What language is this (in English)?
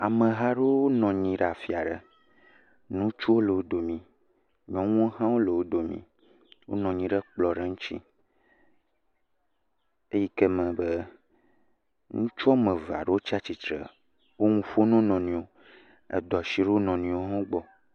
Ewe